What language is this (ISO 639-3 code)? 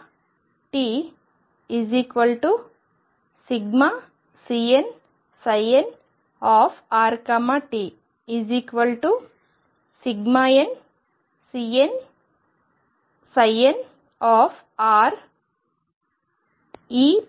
tel